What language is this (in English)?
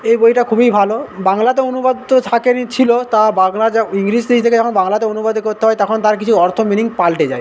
Bangla